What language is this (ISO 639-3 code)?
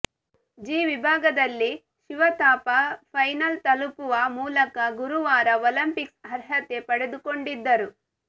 kan